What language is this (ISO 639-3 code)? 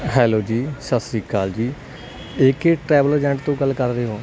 pan